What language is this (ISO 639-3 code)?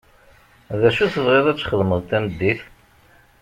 kab